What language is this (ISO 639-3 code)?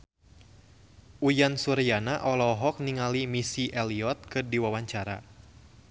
sun